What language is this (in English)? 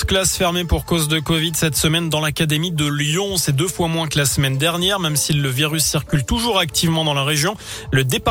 French